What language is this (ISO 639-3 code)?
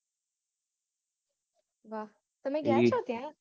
guj